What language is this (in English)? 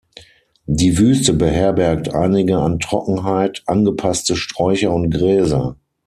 German